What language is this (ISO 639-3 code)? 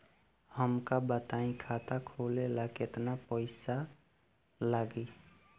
bho